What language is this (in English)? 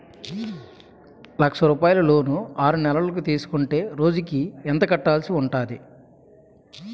Telugu